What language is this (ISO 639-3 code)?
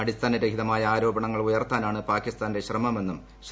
mal